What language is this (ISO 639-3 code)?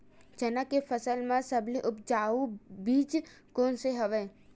hne